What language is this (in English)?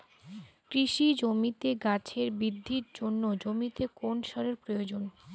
Bangla